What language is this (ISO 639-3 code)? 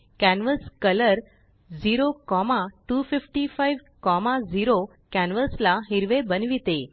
mar